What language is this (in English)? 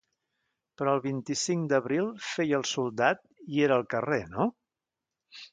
Catalan